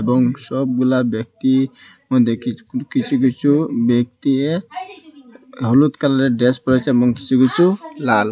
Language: Bangla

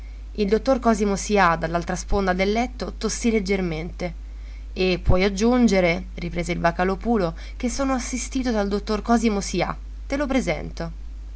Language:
Italian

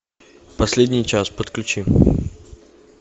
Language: Russian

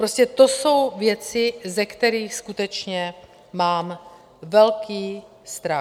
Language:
Czech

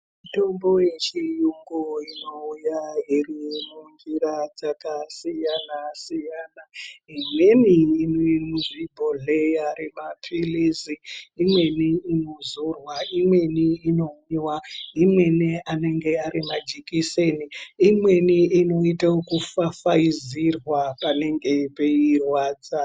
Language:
Ndau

